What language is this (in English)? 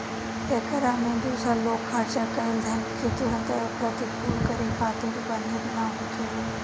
Bhojpuri